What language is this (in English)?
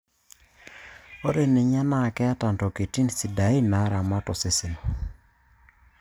Masai